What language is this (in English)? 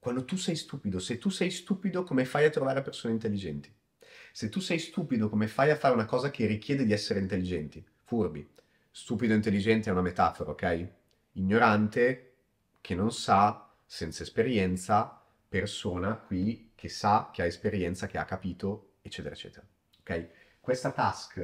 Italian